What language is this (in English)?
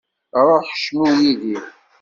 Kabyle